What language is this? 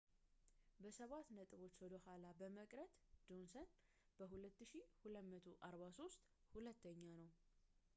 Amharic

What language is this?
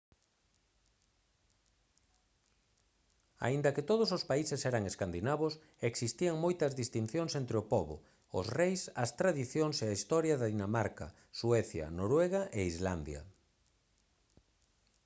Galician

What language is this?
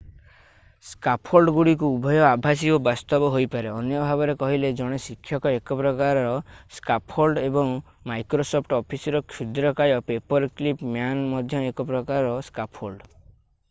Odia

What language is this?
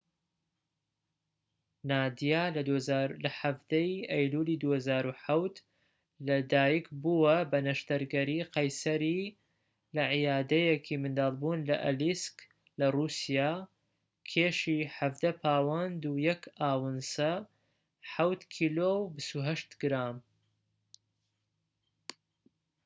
Central Kurdish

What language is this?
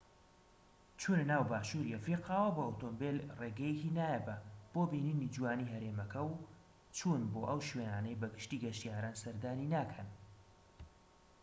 Central Kurdish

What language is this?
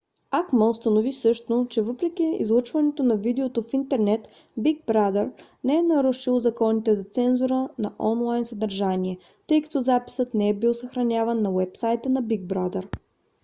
Bulgarian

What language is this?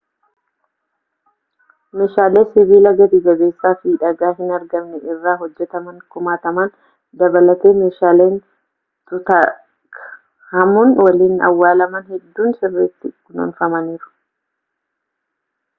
Oromo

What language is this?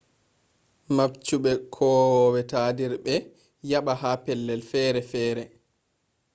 Fula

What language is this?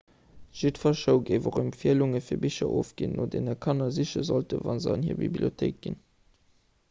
Luxembourgish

